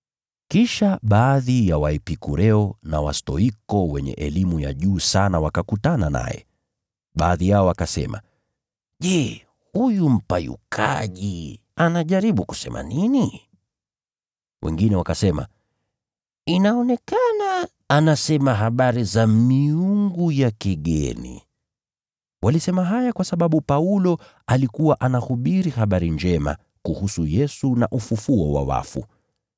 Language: Swahili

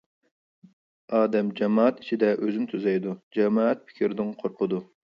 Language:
Uyghur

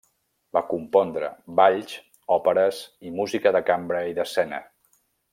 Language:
Catalan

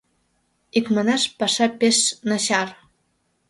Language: Mari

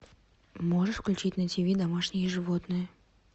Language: Russian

